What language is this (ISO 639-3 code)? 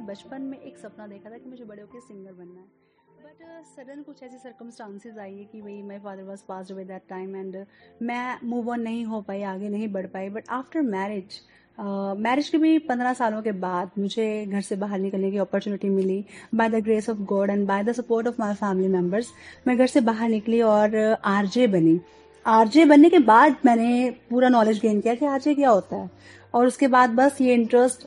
hin